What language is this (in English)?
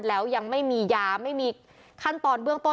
Thai